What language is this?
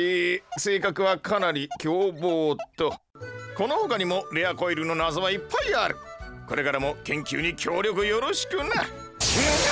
Japanese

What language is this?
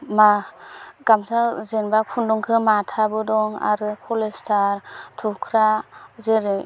Bodo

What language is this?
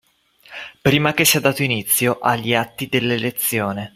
Italian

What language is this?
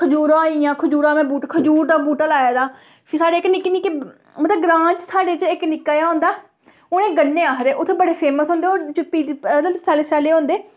Dogri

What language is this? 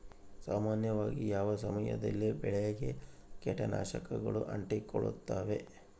Kannada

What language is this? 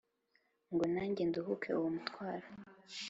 Kinyarwanda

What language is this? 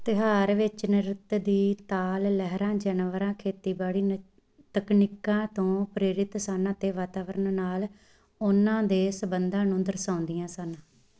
Punjabi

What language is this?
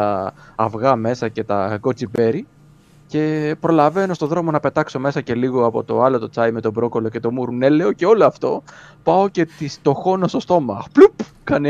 Greek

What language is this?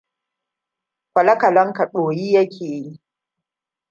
Hausa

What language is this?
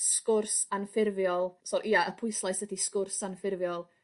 Welsh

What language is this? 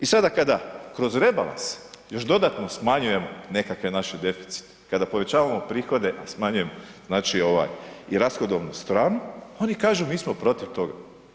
Croatian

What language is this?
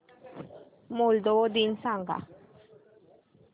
Marathi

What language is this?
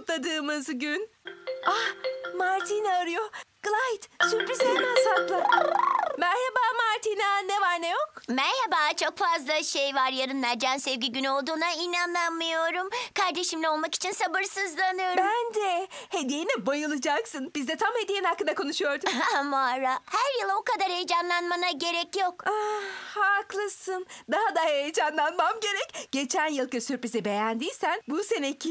Turkish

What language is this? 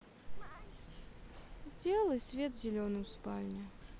Russian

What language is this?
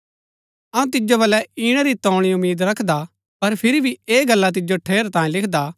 Gaddi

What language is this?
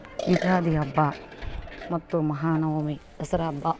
Kannada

